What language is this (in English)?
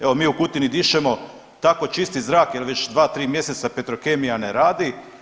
Croatian